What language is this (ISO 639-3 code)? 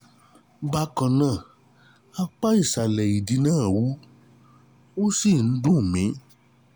yor